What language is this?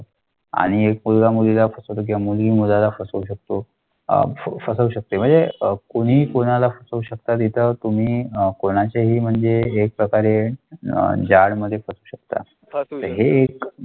Marathi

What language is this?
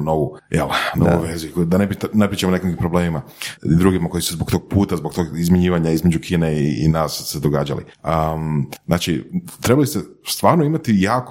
Croatian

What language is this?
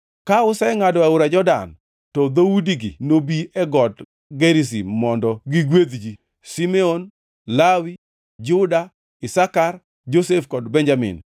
Luo (Kenya and Tanzania)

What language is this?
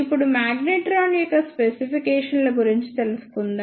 Telugu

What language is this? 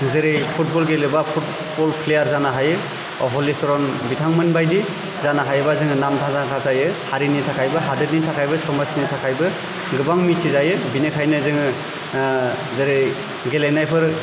Bodo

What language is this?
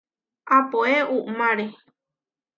Huarijio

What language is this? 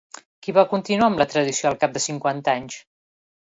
Catalan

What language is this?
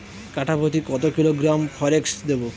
Bangla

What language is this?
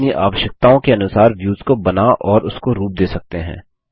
Hindi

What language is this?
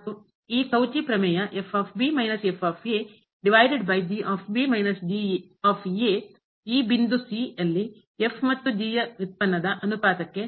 Kannada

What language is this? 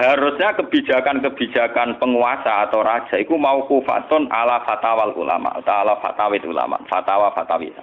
Indonesian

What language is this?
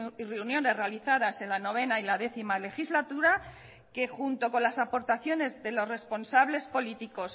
Spanish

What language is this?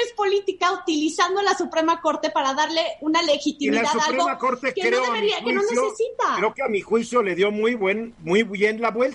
Spanish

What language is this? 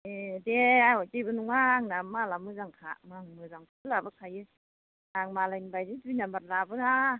Bodo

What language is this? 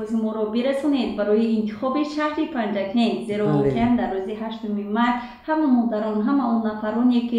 Persian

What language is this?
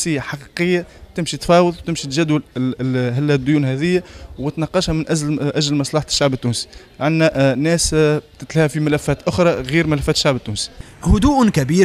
Arabic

